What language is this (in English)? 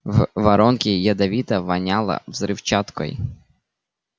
Russian